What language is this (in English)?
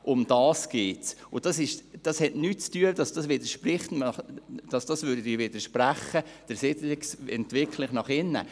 Swiss German